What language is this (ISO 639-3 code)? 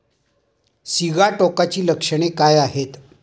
mar